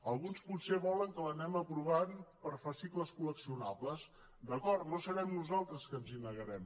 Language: Catalan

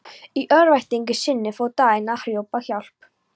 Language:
Icelandic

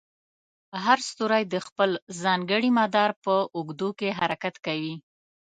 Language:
Pashto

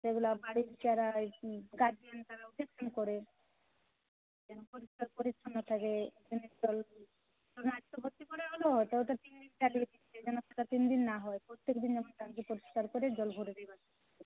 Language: Bangla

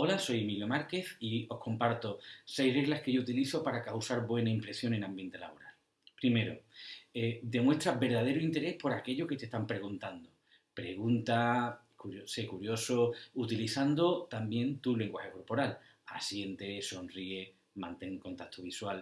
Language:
Spanish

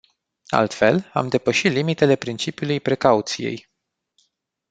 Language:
Romanian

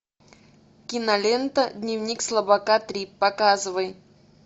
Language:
Russian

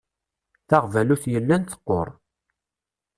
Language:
Kabyle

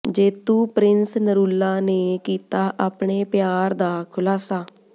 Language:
Punjabi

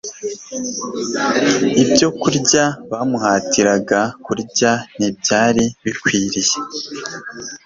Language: Kinyarwanda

